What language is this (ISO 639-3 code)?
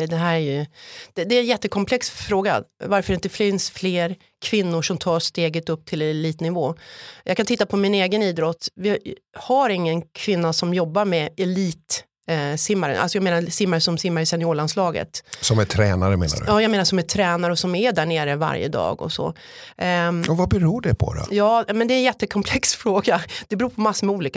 swe